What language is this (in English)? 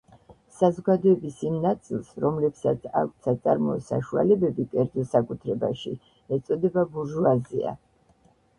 Georgian